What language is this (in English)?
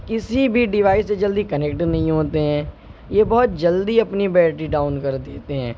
Urdu